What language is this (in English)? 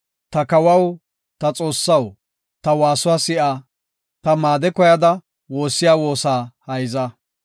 Gofa